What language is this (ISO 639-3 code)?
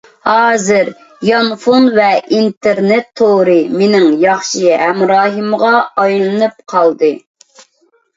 uig